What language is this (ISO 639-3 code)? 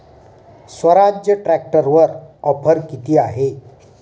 mar